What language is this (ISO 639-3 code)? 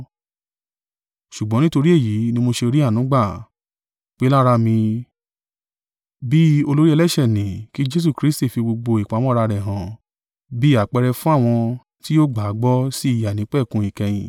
yor